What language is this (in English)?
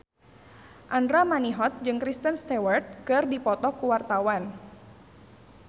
Sundanese